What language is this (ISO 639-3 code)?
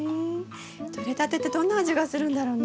jpn